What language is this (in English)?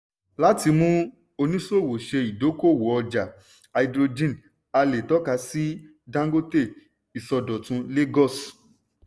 Yoruba